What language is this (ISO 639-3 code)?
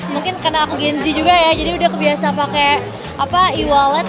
ind